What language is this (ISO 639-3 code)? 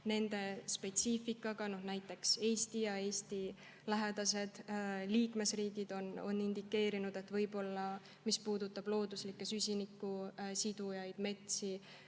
est